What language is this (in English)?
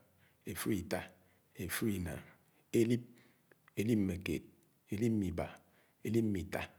Anaang